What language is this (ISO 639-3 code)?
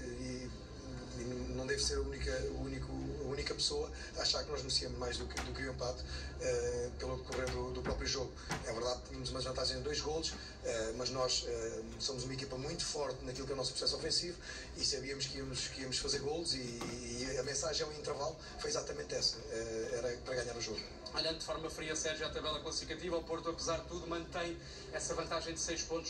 por